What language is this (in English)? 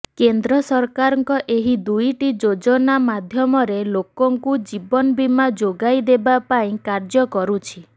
Odia